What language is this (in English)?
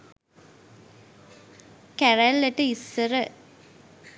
Sinhala